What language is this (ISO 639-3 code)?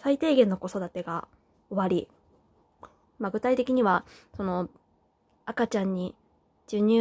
jpn